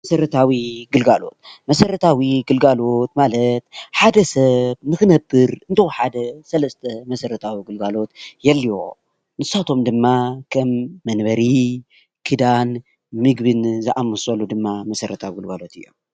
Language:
Tigrinya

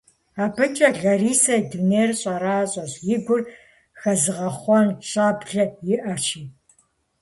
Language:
Kabardian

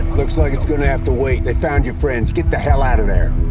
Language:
English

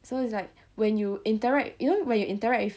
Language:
English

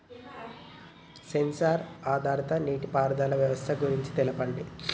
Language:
Telugu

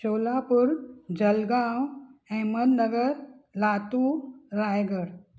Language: Sindhi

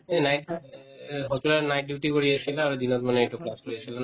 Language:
Assamese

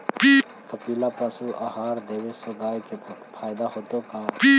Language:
Magahi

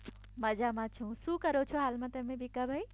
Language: Gujarati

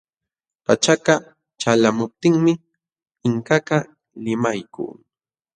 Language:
Jauja Wanca Quechua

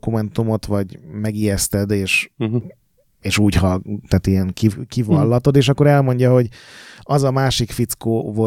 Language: Hungarian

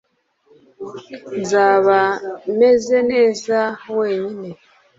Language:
Kinyarwanda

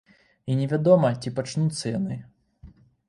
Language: Belarusian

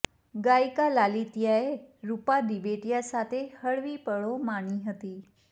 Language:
Gujarati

